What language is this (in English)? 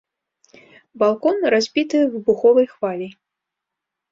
Belarusian